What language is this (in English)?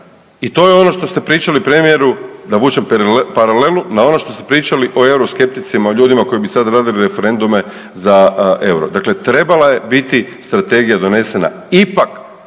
Croatian